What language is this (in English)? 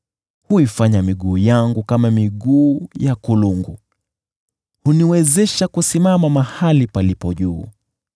Swahili